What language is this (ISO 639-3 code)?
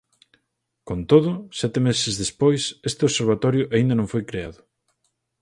glg